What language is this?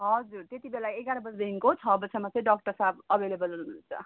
Nepali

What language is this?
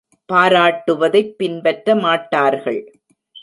Tamil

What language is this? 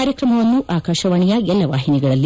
Kannada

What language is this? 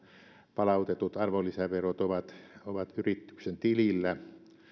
Finnish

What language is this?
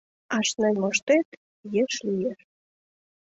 Mari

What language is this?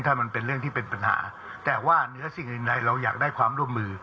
Thai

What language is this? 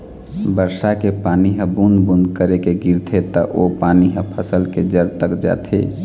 Chhattisgarhi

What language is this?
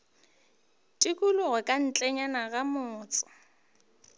Northern Sotho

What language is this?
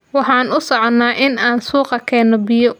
Somali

